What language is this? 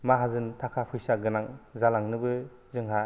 Bodo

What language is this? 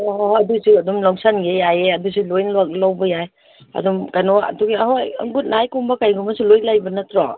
Manipuri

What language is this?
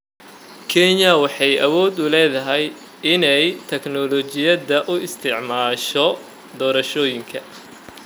Somali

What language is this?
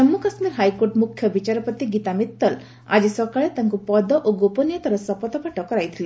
Odia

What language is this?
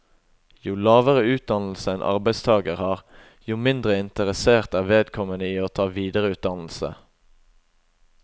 Norwegian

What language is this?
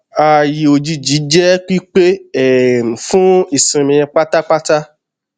Yoruba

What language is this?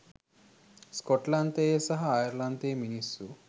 Sinhala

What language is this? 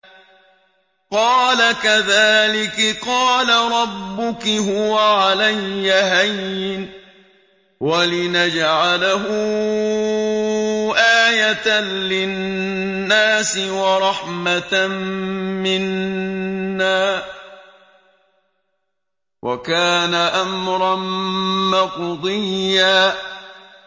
Arabic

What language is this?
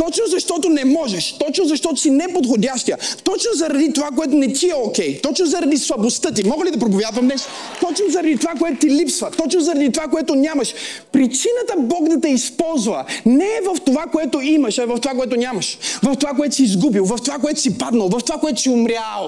Bulgarian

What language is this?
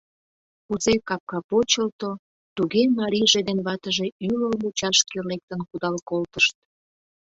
Mari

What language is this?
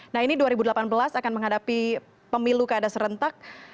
Indonesian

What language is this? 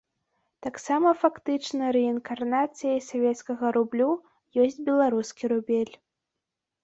Belarusian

